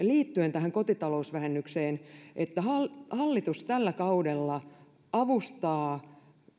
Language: Finnish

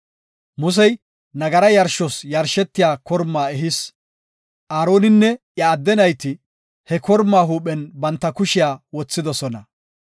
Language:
Gofa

